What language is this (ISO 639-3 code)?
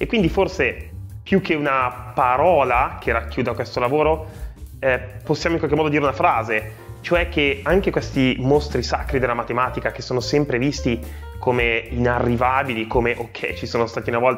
ita